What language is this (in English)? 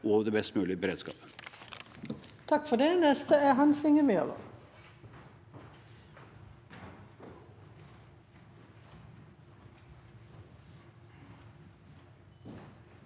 Norwegian